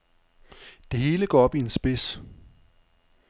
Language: Danish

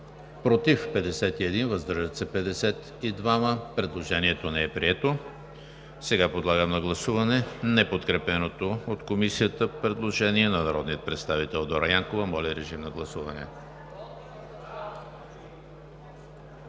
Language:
Bulgarian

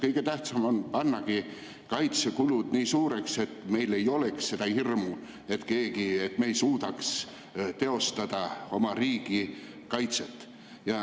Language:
Estonian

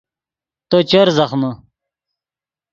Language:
Yidgha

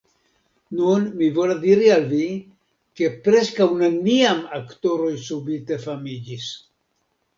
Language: Esperanto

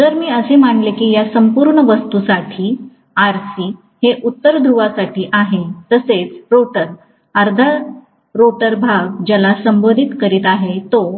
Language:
Marathi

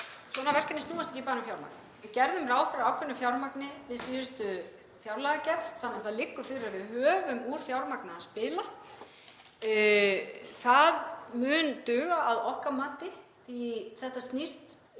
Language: Icelandic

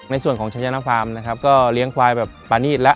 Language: Thai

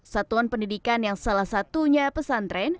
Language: Indonesian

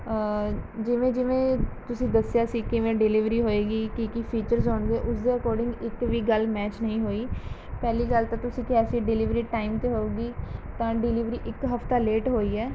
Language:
Punjabi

